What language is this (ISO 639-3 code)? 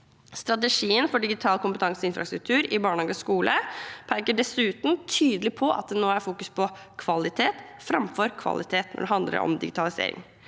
nor